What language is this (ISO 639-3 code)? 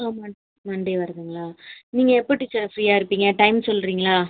tam